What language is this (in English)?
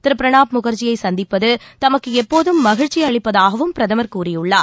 Tamil